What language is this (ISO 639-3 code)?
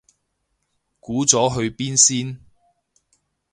yue